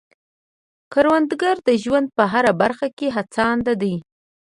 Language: Pashto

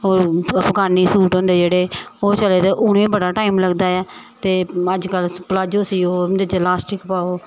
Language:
Dogri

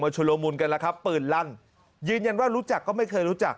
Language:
Thai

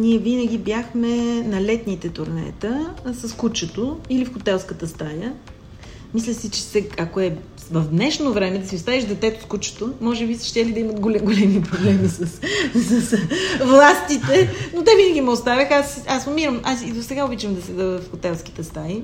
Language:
Bulgarian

